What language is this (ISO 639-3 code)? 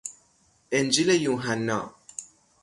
fas